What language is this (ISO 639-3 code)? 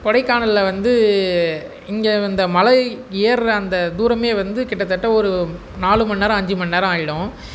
tam